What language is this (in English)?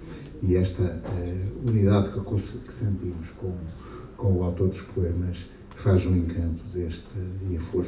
Portuguese